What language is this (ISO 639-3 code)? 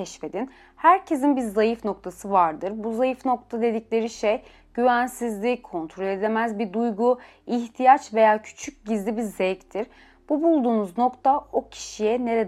tur